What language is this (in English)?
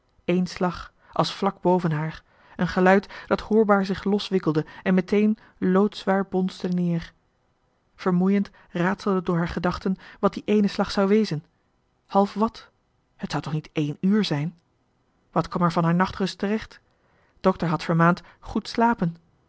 Dutch